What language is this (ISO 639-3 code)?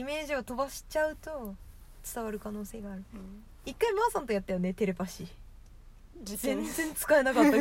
jpn